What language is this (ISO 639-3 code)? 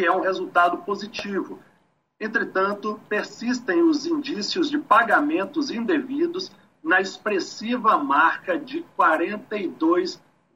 por